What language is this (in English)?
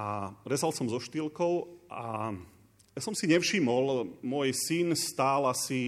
Slovak